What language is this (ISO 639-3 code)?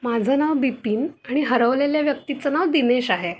mar